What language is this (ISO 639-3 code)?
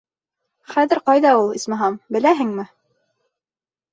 bak